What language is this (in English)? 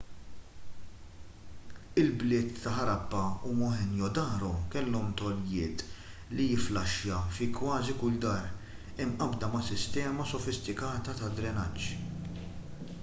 Maltese